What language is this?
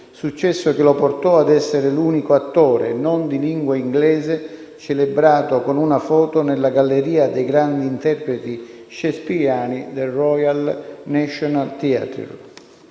Italian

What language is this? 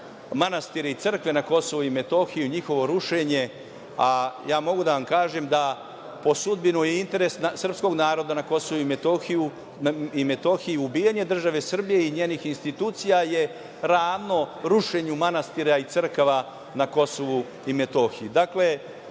Serbian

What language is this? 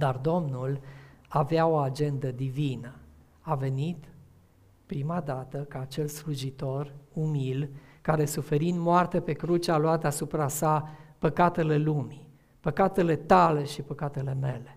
Romanian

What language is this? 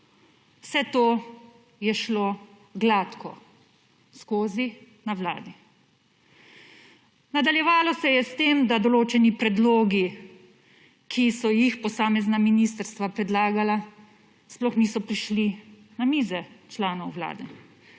Slovenian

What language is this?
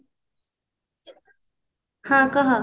Odia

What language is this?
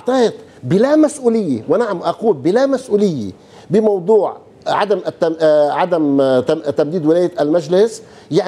Arabic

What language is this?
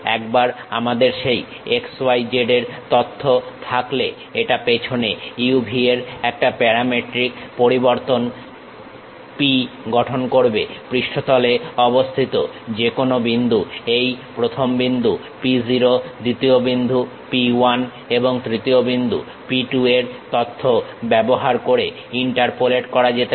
Bangla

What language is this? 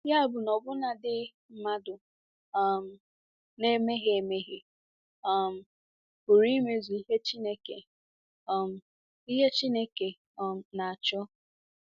Igbo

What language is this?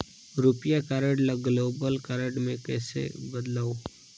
Chhattisgarhi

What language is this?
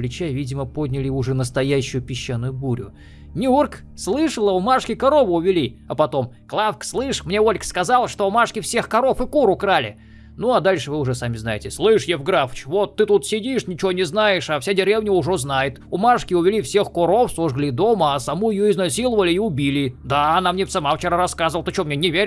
Russian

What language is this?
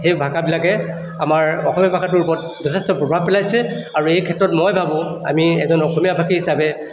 Assamese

